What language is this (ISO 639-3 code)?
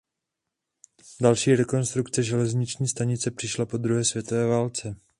ces